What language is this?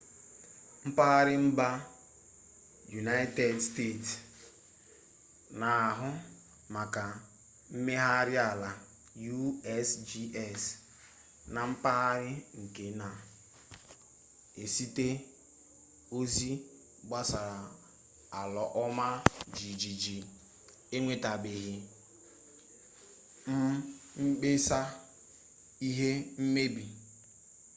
Igbo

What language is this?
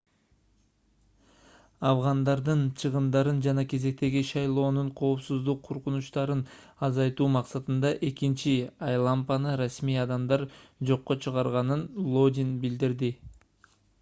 Kyrgyz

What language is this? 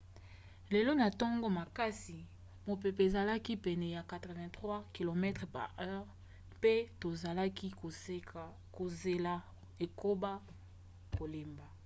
Lingala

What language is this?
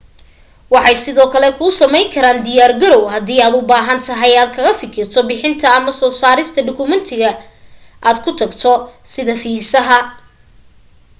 Somali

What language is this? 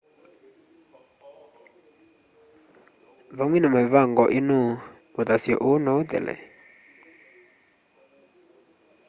Kamba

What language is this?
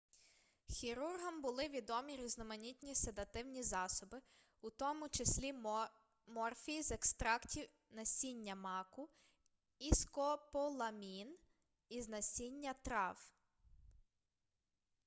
Ukrainian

